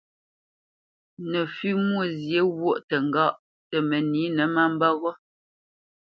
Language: Bamenyam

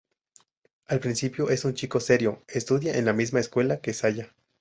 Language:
Spanish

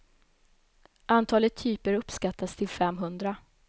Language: Swedish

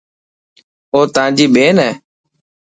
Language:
Dhatki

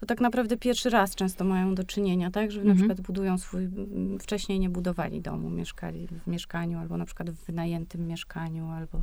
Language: Polish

